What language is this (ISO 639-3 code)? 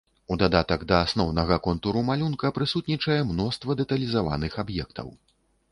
bel